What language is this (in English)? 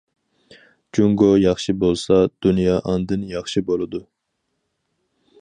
Uyghur